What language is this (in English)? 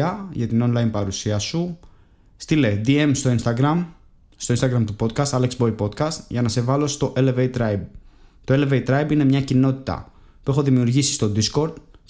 Greek